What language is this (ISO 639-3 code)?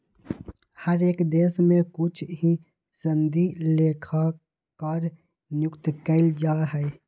mag